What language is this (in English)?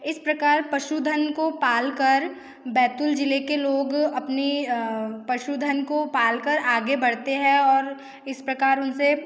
Hindi